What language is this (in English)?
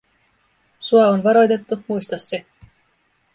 Finnish